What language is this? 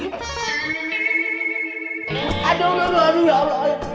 Indonesian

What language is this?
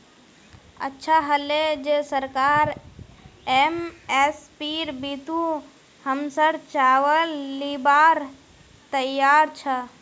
Magahi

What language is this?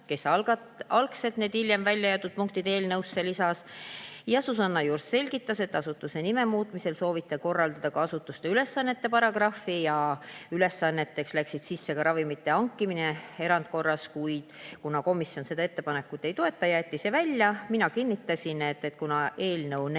Estonian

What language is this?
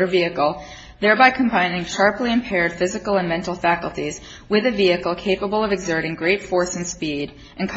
English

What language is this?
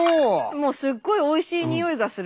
Japanese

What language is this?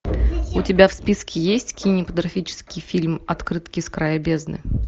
Russian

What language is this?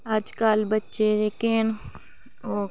Dogri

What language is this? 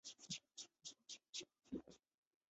Chinese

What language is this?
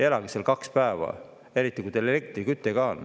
Estonian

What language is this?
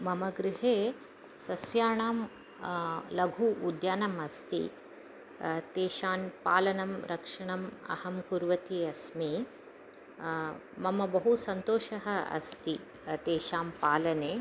Sanskrit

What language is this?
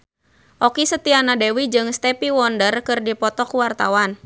Sundanese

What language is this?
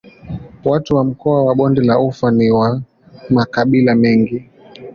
Swahili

